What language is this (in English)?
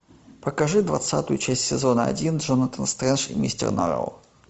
Russian